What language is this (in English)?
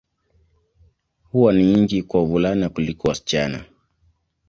Swahili